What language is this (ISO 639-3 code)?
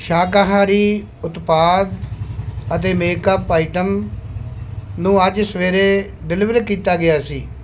pan